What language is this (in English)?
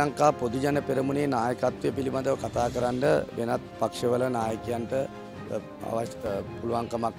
Thai